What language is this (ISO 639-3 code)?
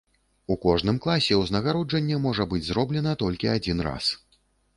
bel